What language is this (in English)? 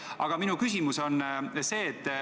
Estonian